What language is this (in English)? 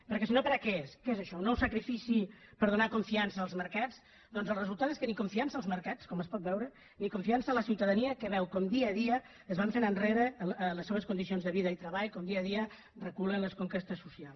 Catalan